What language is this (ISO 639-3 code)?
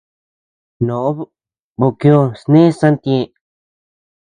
cux